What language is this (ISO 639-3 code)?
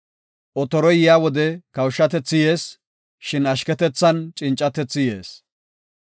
gof